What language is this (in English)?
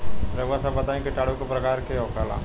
Bhojpuri